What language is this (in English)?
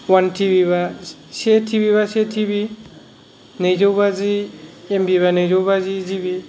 Bodo